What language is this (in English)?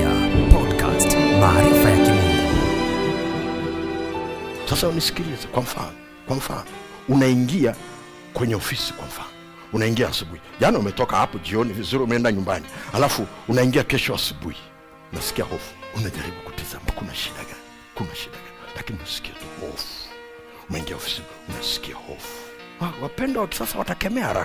Swahili